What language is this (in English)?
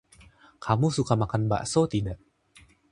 Indonesian